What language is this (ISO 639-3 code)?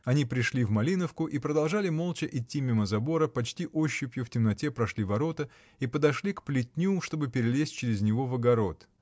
rus